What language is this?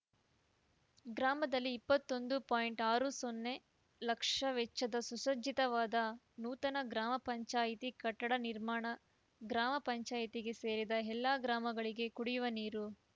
Kannada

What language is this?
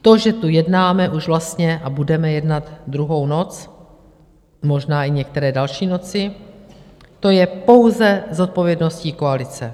Czech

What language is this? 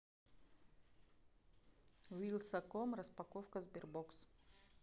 Russian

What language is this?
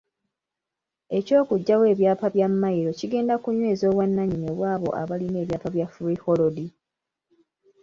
Ganda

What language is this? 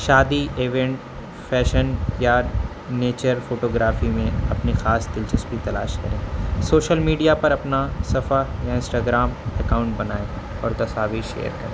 Urdu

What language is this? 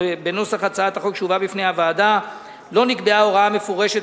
Hebrew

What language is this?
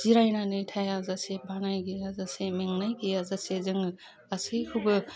Bodo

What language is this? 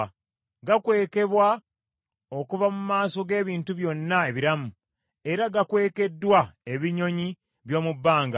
Ganda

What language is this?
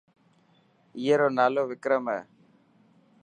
Dhatki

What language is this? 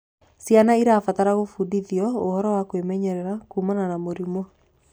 Kikuyu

